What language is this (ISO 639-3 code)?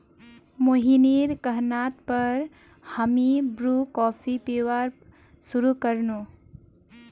mag